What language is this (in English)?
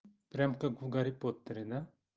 Russian